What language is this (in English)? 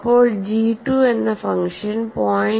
Malayalam